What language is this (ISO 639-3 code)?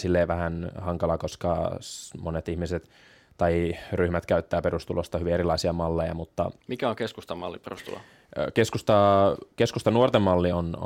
fin